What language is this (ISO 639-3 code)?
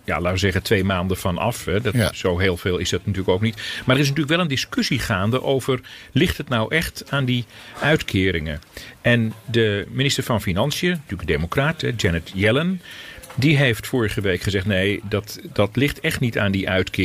nld